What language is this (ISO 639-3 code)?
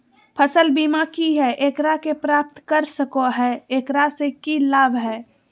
mag